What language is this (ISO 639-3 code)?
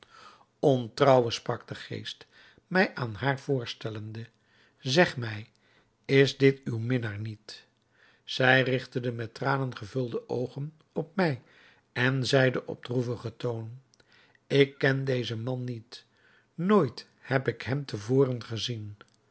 nld